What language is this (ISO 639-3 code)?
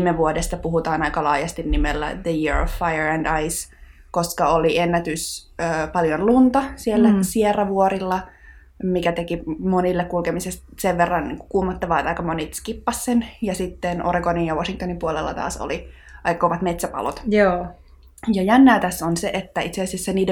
fin